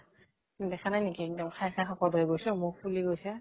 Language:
Assamese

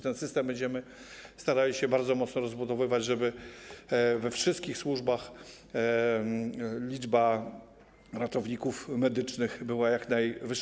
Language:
Polish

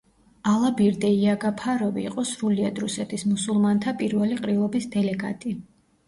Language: Georgian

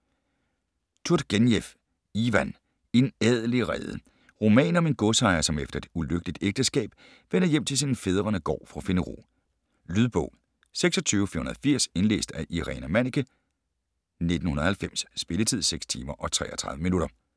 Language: Danish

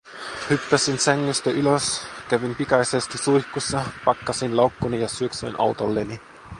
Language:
Finnish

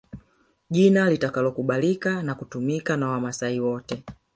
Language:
Swahili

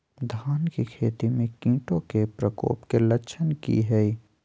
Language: Magahi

